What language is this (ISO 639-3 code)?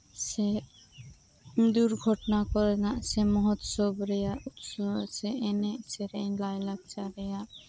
sat